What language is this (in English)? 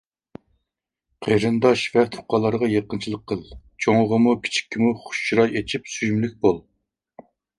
Uyghur